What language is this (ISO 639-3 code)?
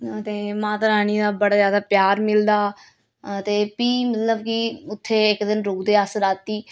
doi